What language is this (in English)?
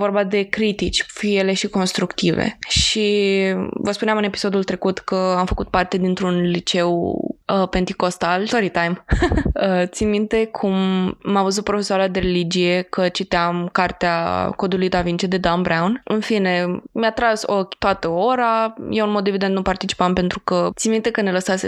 Romanian